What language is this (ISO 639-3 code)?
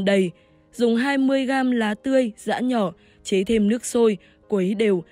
vie